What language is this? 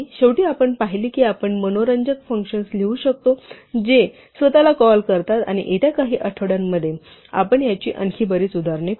Marathi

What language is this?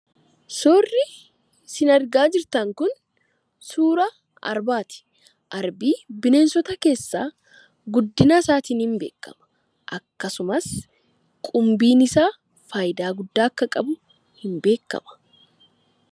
Oromo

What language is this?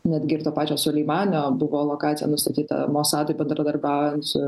Lithuanian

